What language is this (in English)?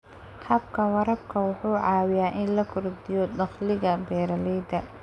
Somali